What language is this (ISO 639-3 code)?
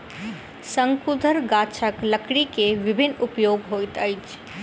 mai